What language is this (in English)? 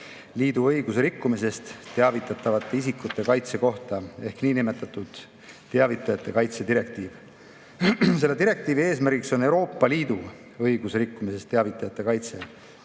Estonian